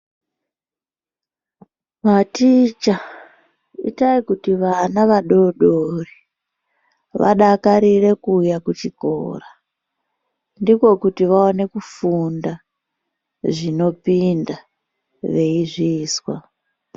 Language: Ndau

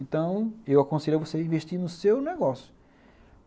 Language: Portuguese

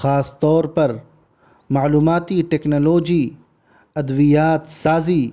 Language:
Urdu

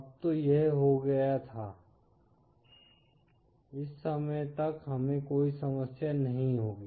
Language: Hindi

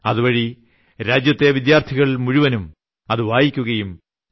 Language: Malayalam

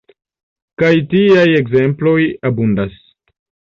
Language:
Esperanto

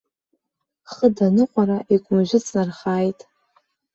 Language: Abkhazian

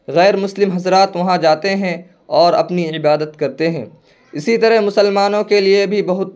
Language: Urdu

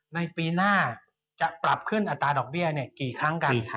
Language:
Thai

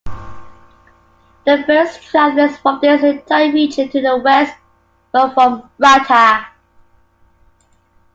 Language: English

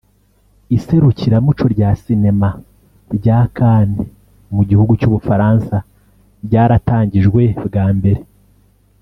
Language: Kinyarwanda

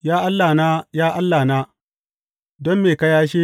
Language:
Hausa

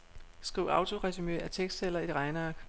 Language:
Danish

